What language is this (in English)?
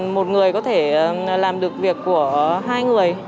Vietnamese